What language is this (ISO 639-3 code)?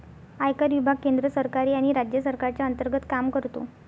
mar